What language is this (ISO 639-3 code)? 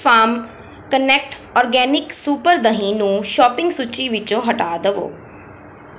pan